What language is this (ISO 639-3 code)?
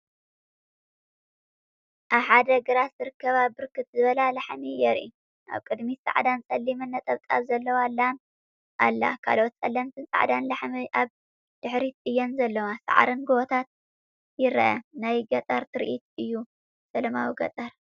tir